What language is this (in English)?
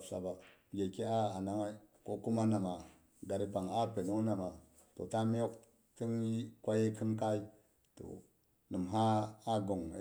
Boghom